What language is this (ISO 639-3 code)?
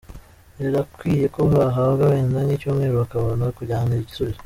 kin